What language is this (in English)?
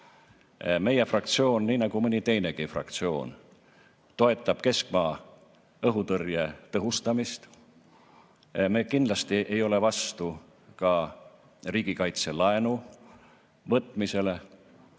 Estonian